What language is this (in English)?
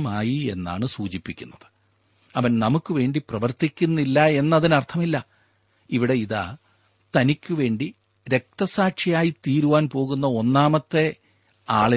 Malayalam